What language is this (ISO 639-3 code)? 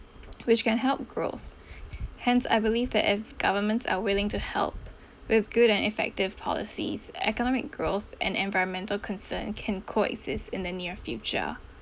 eng